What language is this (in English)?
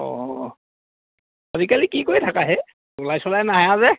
Assamese